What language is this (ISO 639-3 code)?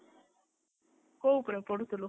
ori